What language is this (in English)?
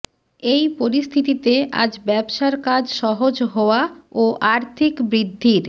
Bangla